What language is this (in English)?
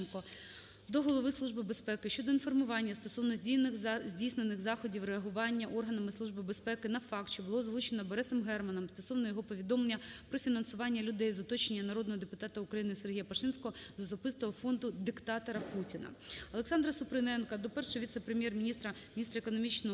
Ukrainian